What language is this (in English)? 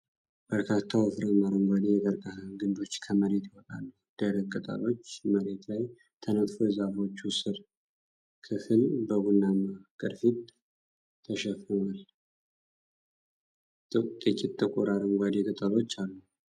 Amharic